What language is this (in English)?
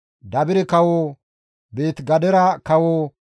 Gamo